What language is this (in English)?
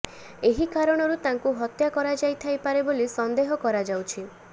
Odia